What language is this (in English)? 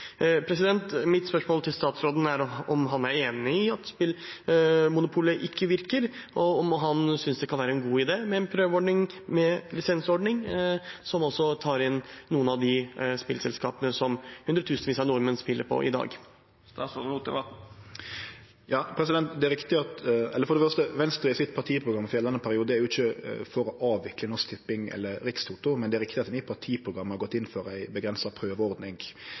Norwegian